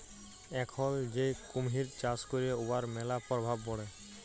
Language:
Bangla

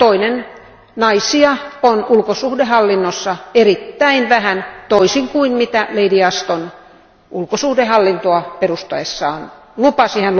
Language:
Finnish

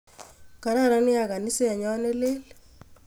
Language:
Kalenjin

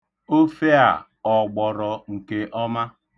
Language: Igbo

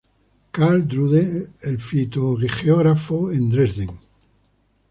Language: Spanish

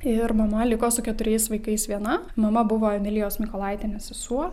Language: Lithuanian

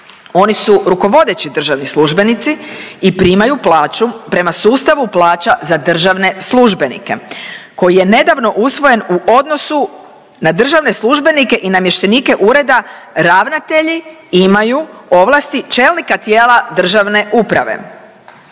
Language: Croatian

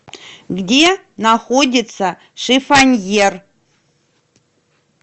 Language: Russian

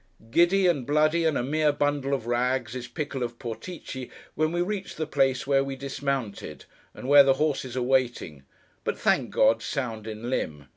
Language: English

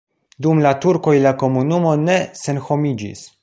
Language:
Esperanto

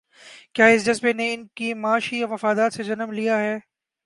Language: Urdu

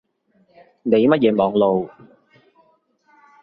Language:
Cantonese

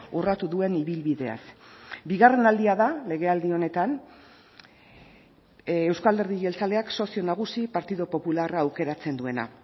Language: Basque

